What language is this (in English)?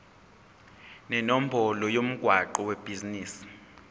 Zulu